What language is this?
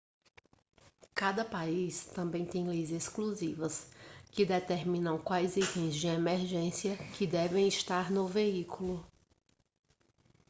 Portuguese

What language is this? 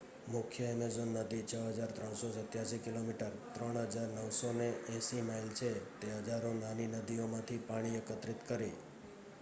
Gujarati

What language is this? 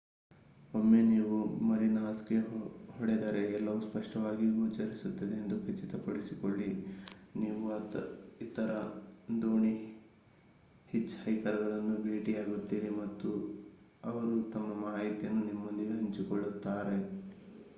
Kannada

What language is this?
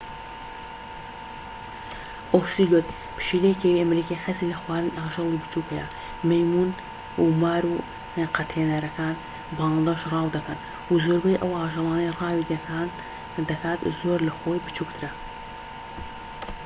Central Kurdish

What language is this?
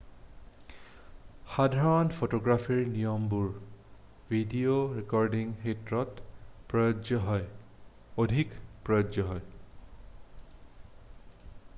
Assamese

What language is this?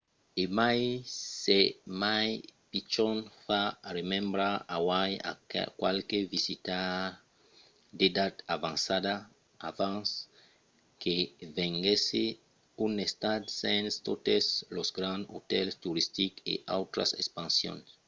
Occitan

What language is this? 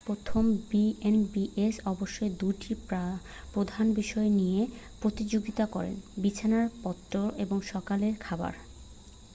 Bangla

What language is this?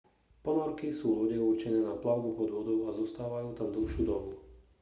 Slovak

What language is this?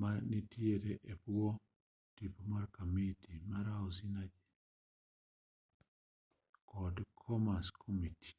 Luo (Kenya and Tanzania)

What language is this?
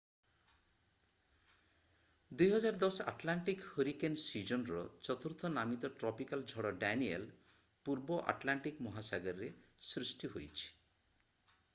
Odia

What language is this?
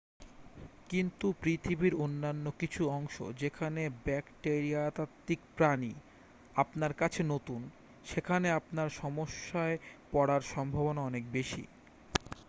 Bangla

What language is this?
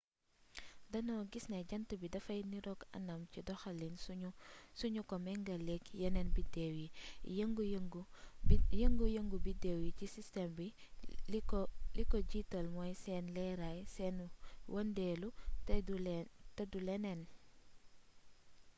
Wolof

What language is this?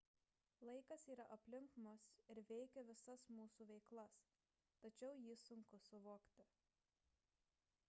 Lithuanian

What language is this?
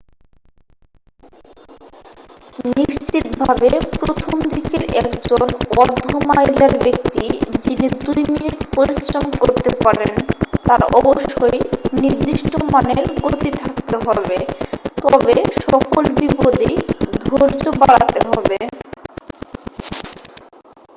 Bangla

